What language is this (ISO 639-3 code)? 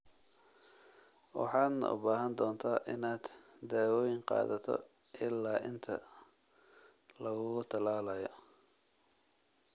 som